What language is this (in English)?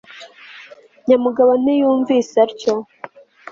Kinyarwanda